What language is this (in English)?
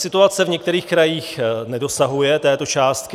Czech